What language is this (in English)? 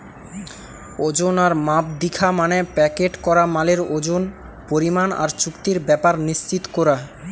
Bangla